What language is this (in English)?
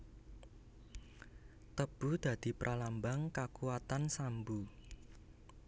Javanese